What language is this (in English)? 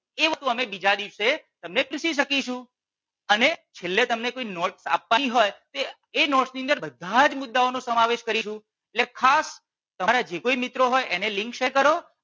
Gujarati